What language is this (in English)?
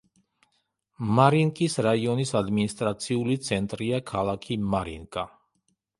Georgian